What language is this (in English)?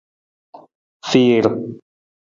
Nawdm